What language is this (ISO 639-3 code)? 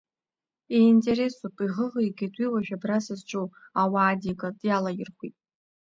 abk